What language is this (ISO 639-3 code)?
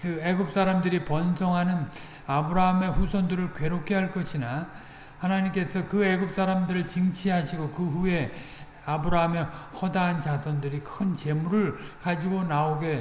kor